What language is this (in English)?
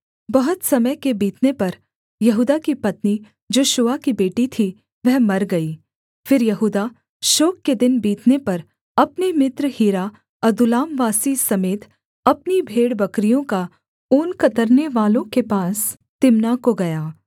Hindi